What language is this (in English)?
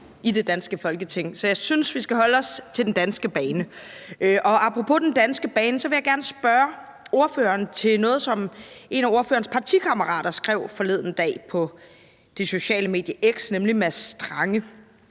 Danish